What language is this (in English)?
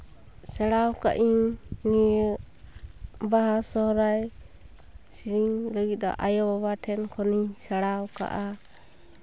Santali